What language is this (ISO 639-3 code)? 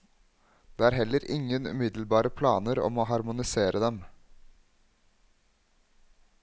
nor